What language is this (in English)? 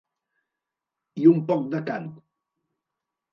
Catalan